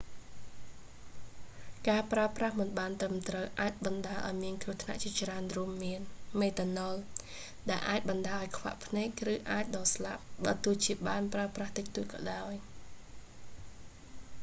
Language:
Khmer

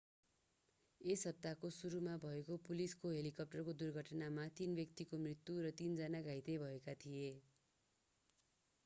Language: Nepali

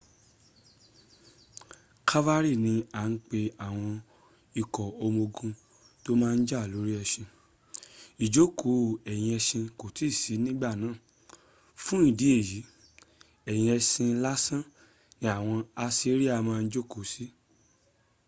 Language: Yoruba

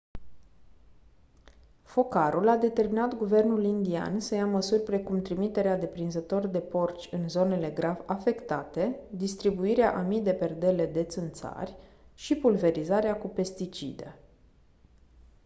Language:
Romanian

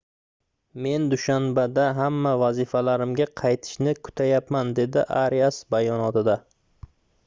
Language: Uzbek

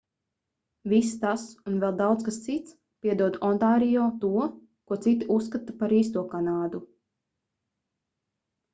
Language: Latvian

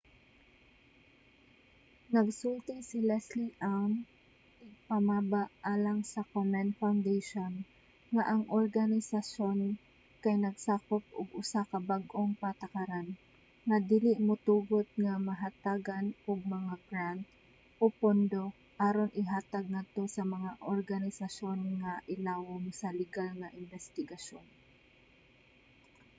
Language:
Cebuano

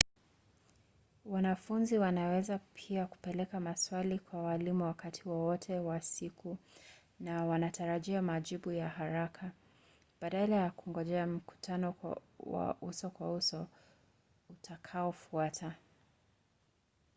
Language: Swahili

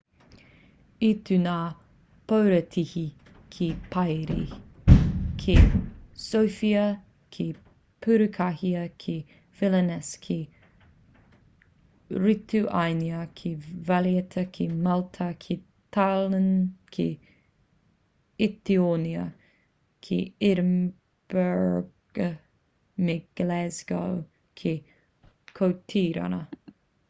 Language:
Māori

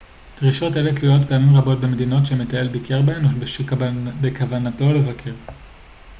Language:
Hebrew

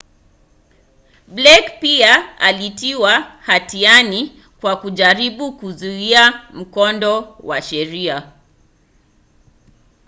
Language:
Swahili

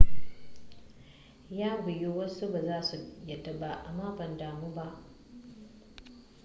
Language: Hausa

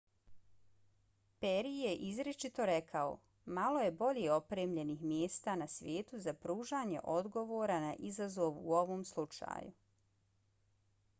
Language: Bosnian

